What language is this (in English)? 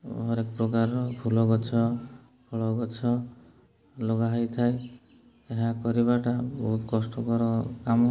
Odia